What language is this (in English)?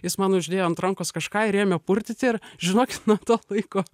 Lithuanian